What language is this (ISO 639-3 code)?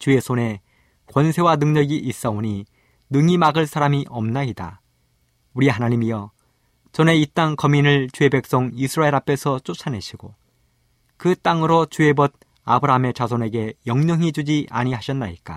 kor